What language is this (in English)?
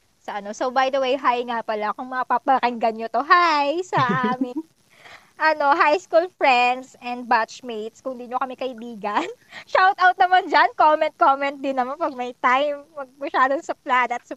Filipino